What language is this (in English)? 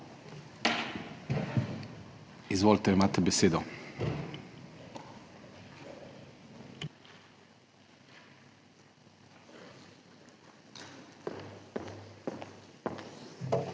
Slovenian